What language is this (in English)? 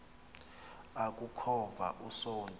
Xhosa